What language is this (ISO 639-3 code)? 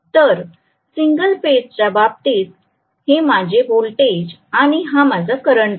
mar